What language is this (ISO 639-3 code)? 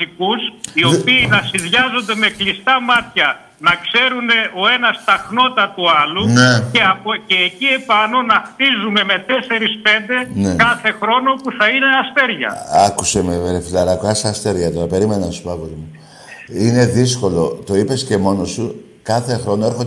ell